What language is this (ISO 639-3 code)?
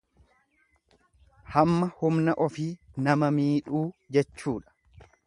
orm